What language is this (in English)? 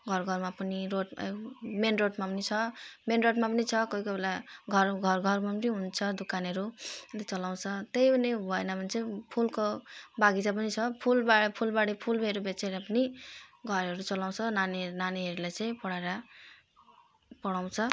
Nepali